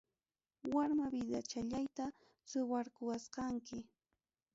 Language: Ayacucho Quechua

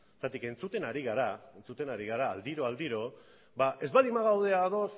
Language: Basque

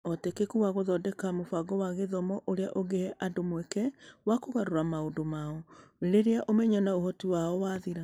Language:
Kikuyu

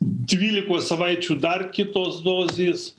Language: Lithuanian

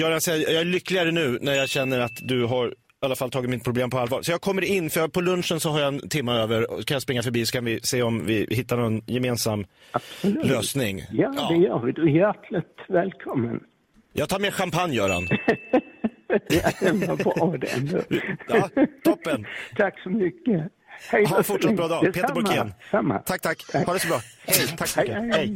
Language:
Swedish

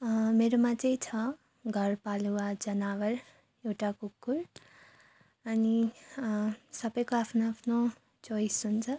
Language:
Nepali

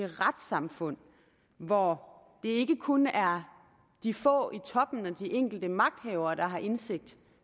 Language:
Danish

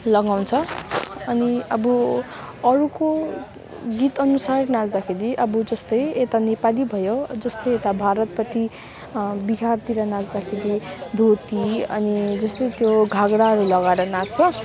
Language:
Nepali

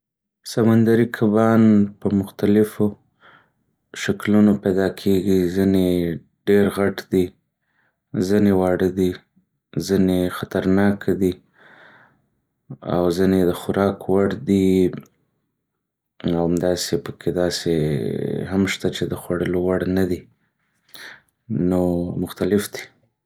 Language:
Pashto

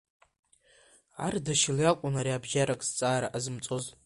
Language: Abkhazian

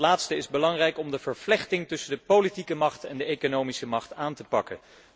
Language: Dutch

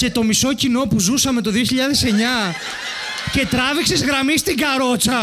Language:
Greek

